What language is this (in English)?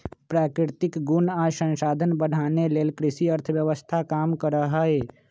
Magahi